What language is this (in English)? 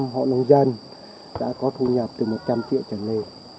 Vietnamese